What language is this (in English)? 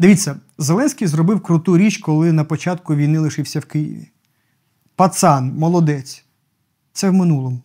Ukrainian